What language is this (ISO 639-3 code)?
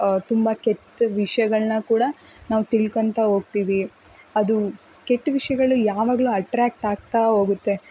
kan